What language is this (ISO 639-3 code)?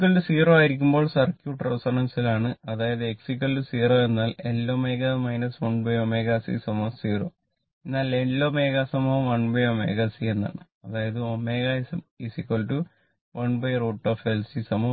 mal